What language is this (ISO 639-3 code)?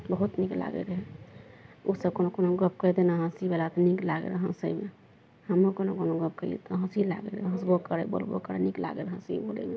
mai